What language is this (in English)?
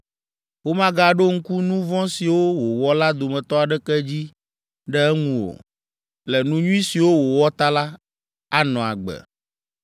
Ewe